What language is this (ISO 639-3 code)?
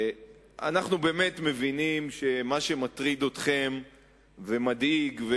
heb